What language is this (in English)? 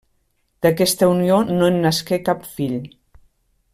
Catalan